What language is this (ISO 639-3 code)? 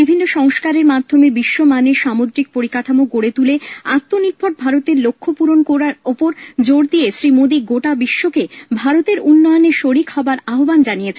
ben